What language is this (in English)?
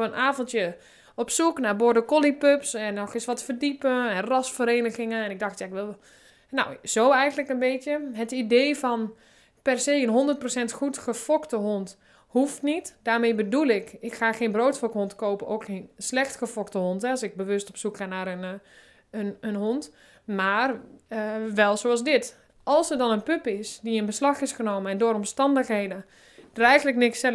Dutch